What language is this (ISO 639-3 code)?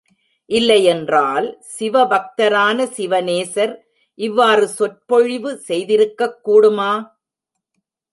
tam